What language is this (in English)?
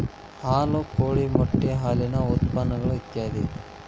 Kannada